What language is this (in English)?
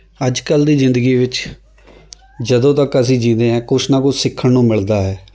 Punjabi